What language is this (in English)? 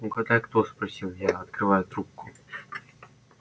Russian